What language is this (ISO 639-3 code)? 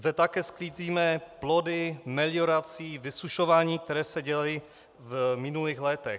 ces